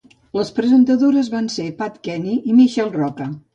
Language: Catalan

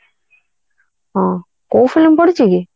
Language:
Odia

